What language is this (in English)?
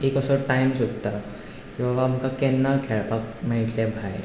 Konkani